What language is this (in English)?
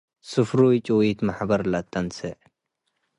Tigre